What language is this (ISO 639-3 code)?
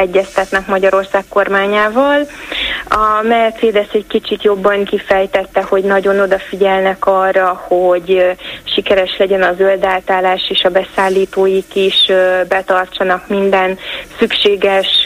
hun